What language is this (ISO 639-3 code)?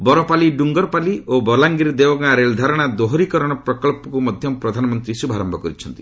ori